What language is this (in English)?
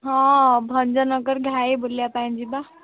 Odia